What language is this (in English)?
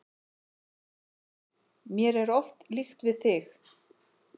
Icelandic